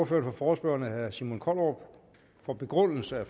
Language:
Danish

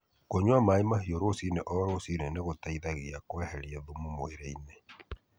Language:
Kikuyu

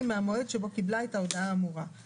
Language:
Hebrew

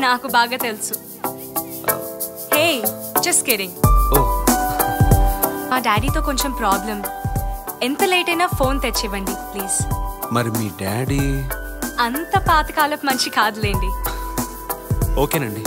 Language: Telugu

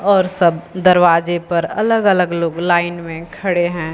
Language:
Hindi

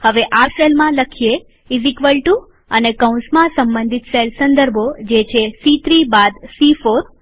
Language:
Gujarati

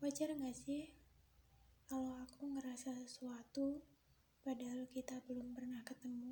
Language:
Indonesian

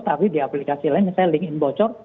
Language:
Indonesian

